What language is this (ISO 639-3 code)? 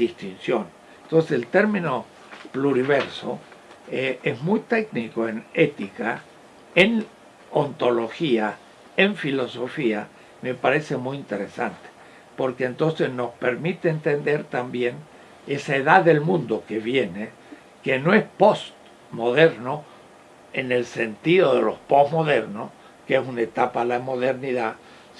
spa